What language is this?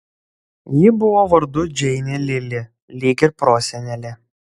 Lithuanian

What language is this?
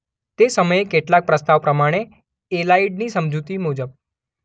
Gujarati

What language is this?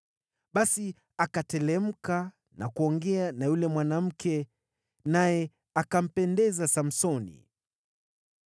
Swahili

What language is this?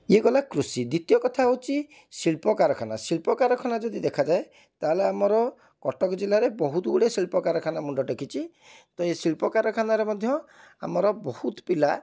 Odia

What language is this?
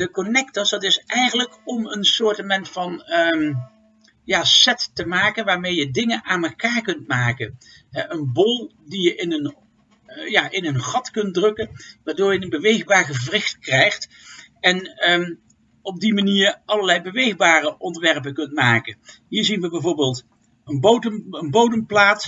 Dutch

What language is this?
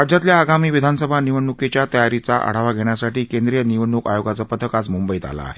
Marathi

